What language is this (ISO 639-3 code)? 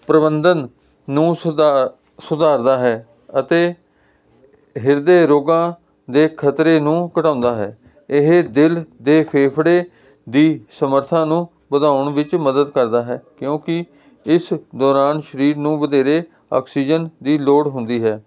pan